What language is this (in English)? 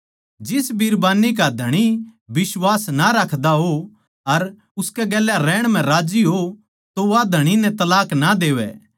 Haryanvi